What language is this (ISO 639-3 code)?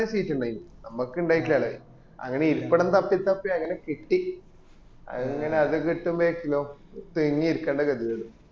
mal